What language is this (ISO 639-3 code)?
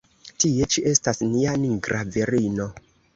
epo